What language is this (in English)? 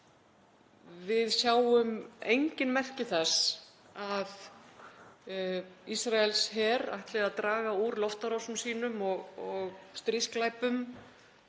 Icelandic